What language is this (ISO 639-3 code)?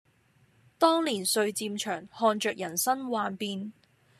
yue